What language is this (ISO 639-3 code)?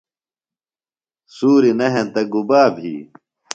phl